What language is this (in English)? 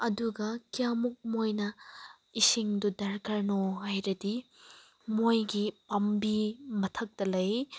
Manipuri